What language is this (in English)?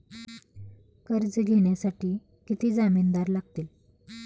Marathi